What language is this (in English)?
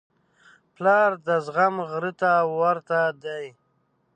Pashto